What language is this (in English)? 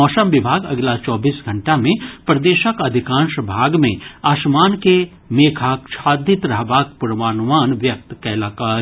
Maithili